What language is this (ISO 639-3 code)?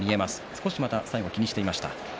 jpn